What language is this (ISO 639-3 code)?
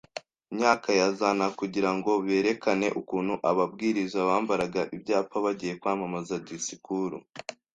kin